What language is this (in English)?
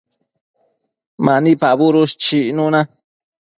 Matsés